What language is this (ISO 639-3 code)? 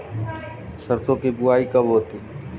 hin